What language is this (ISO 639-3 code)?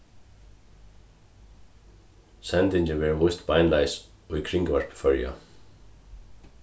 fao